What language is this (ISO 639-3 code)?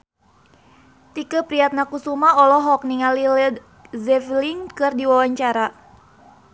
sun